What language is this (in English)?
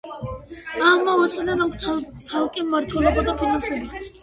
Georgian